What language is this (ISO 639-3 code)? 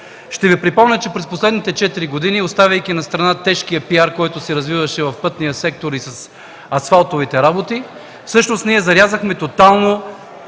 bul